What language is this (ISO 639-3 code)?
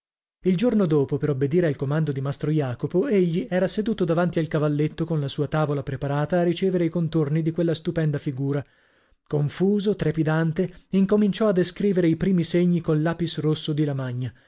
ita